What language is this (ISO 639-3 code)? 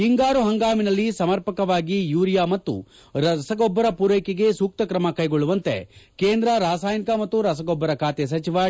kan